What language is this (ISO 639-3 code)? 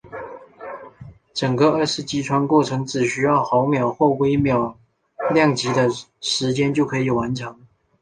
zho